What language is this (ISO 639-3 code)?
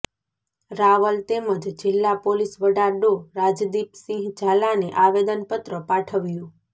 guj